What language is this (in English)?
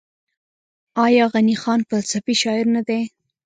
Pashto